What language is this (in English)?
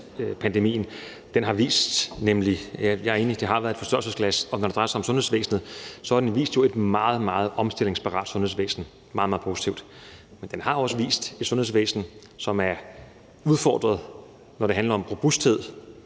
Danish